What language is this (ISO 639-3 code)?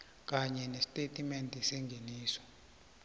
nbl